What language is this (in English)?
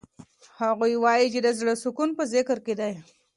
Pashto